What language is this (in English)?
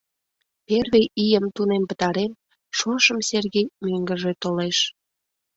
Mari